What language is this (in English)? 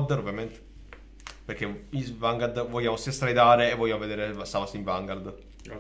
Italian